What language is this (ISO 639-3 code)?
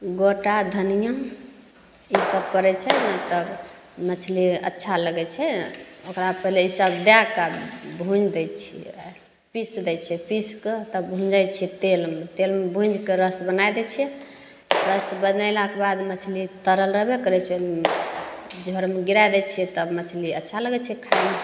mai